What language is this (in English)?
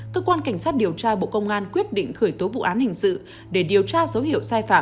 Vietnamese